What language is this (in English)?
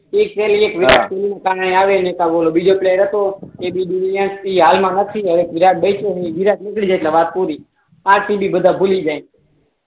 Gujarati